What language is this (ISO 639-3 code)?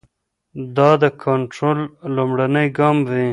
pus